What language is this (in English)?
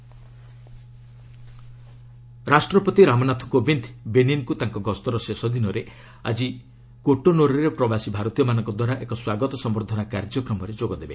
Odia